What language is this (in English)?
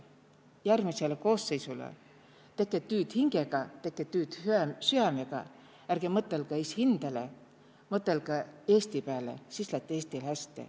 Estonian